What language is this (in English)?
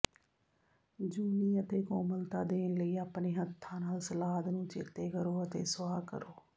Punjabi